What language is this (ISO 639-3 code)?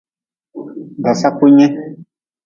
nmz